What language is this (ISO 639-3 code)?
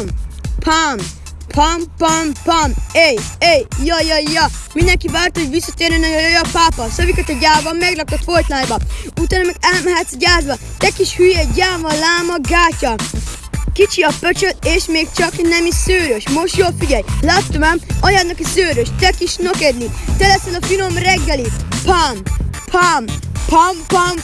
hun